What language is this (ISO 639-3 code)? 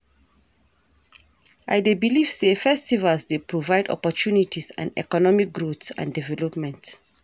pcm